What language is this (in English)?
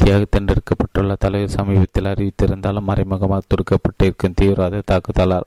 Tamil